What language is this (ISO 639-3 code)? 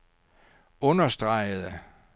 dan